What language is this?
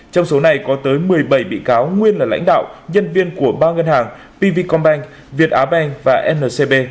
Vietnamese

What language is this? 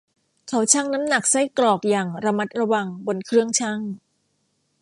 Thai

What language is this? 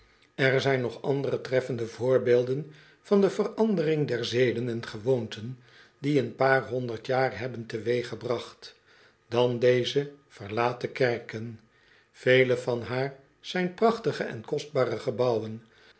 Dutch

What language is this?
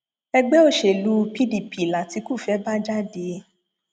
Yoruba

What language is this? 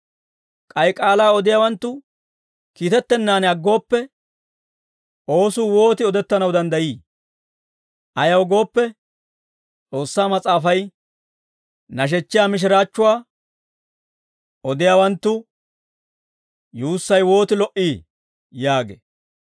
Dawro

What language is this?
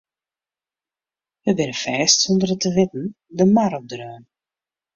Western Frisian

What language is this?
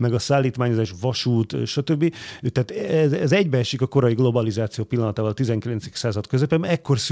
Hungarian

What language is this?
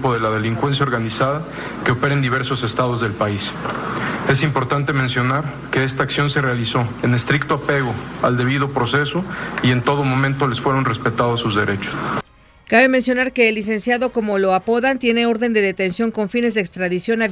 Spanish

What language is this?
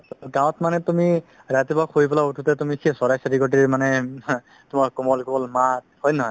Assamese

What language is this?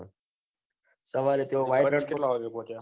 Gujarati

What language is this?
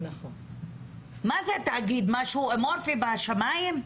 Hebrew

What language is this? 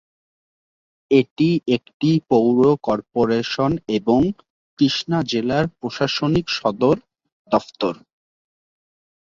Bangla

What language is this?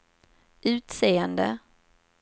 Swedish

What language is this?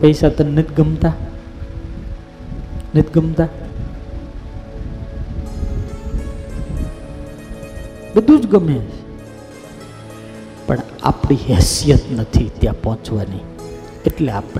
Gujarati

